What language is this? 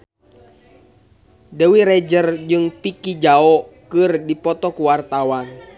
Sundanese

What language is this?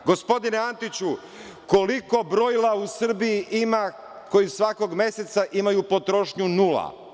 Serbian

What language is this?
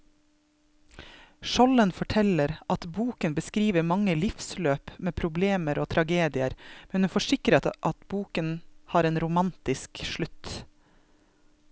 Norwegian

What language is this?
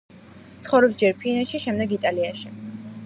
Georgian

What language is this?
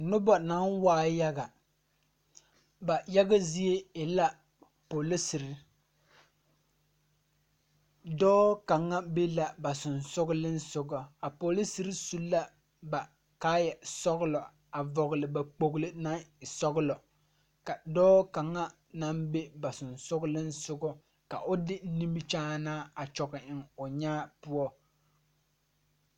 Southern Dagaare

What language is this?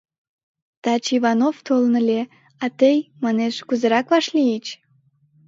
Mari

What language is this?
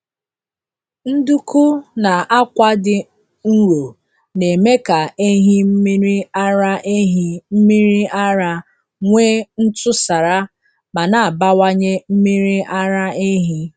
Igbo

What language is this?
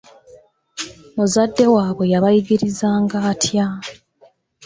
Ganda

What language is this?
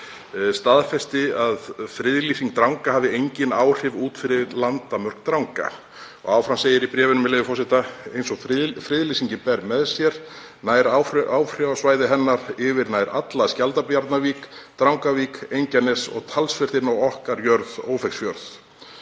Icelandic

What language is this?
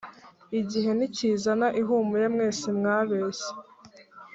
Kinyarwanda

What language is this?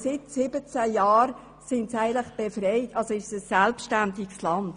Swiss German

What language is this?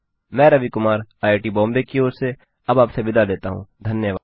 Hindi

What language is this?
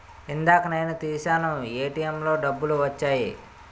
Telugu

